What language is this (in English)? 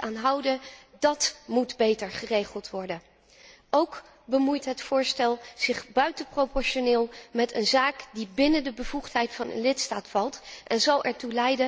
Dutch